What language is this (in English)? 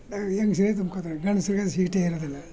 Kannada